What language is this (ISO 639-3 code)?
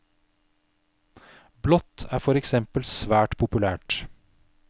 nor